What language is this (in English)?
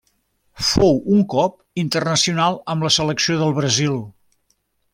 Catalan